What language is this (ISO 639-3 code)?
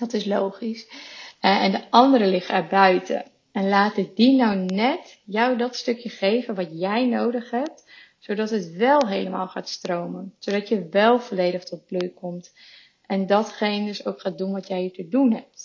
nld